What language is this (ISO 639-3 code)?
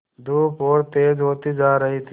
hin